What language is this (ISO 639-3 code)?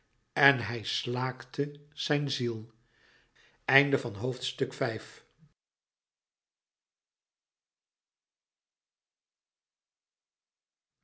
nld